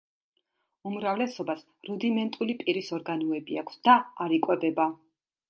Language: Georgian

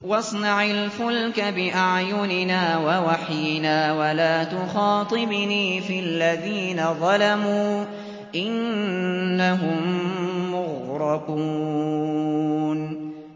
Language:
Arabic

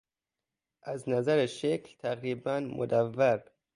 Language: Persian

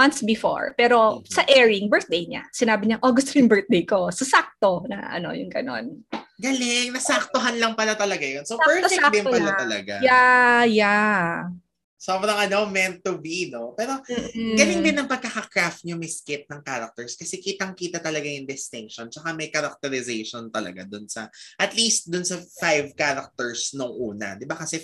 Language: Filipino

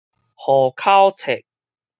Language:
Min Nan Chinese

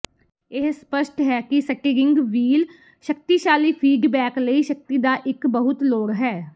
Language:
Punjabi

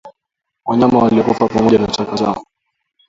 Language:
Swahili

